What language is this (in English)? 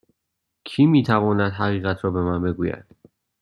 Persian